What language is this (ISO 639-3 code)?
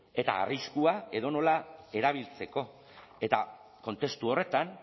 eus